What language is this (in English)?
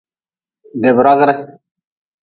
Nawdm